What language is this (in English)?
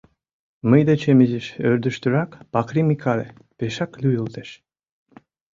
Mari